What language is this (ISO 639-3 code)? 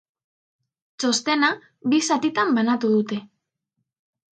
eus